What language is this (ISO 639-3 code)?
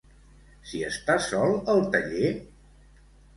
cat